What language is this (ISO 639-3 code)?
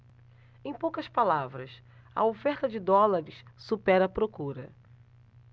por